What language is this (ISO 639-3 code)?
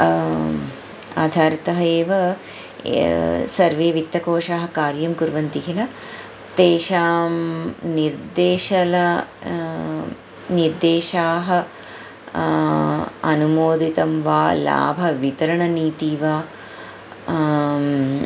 san